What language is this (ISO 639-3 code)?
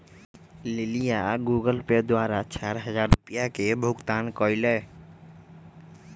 mag